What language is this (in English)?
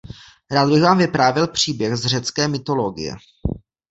Czech